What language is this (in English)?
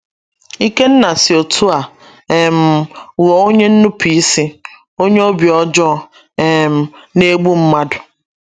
Igbo